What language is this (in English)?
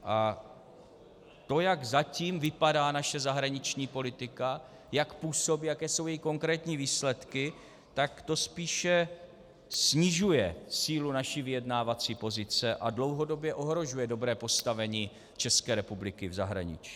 Czech